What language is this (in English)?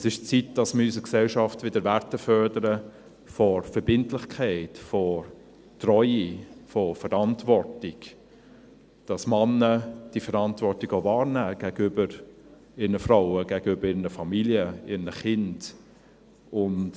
Swiss German